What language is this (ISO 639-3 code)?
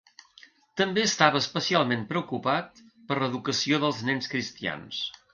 cat